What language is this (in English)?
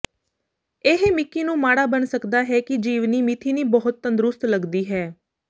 Punjabi